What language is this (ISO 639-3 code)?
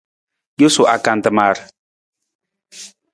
nmz